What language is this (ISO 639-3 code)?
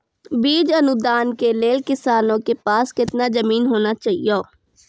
mai